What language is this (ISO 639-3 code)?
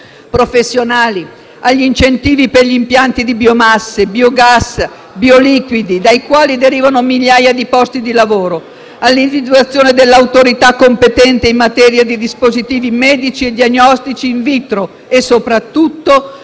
ita